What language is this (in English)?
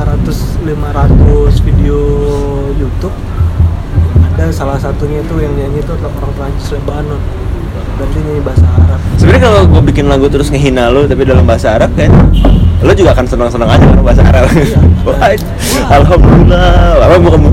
Indonesian